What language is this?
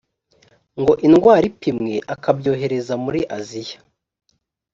Kinyarwanda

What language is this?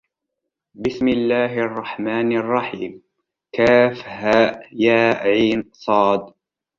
Arabic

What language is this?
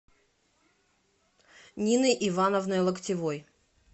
Russian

